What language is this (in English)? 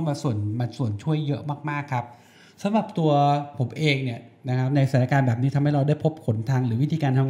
Thai